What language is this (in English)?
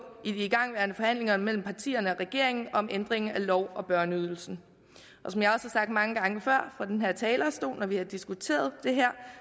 Danish